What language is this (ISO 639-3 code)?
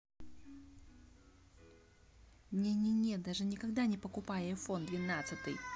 rus